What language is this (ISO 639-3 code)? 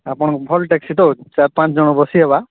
ori